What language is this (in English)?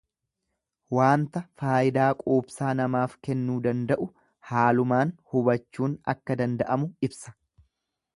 Oromo